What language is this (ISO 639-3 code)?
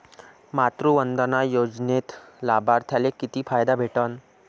mar